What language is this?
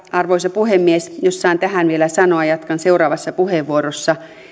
Finnish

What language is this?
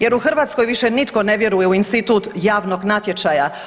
Croatian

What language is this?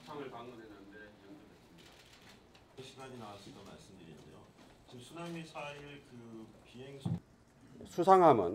Korean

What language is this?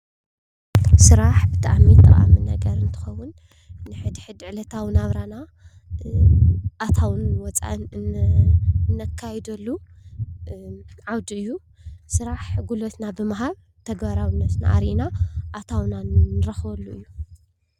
Tigrinya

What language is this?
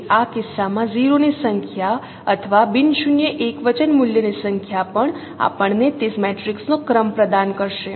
Gujarati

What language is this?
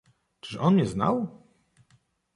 Polish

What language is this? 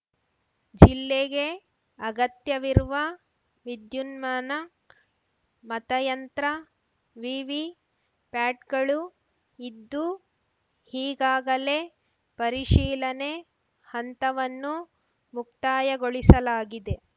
Kannada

